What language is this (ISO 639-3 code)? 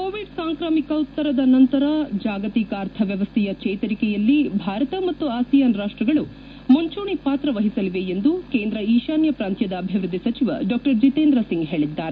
kan